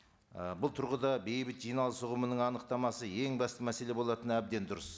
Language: Kazakh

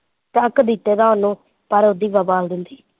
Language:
Punjabi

